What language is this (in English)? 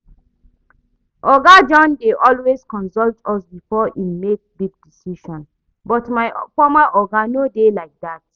Nigerian Pidgin